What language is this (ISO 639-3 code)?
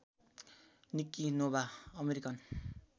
nep